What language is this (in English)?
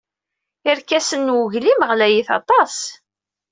Kabyle